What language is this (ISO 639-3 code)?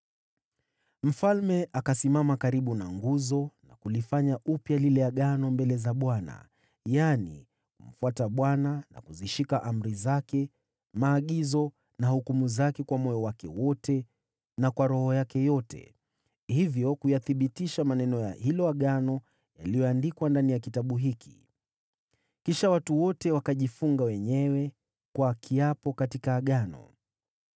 swa